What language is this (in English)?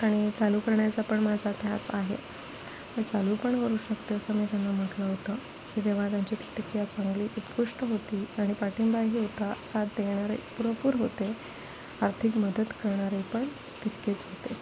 Marathi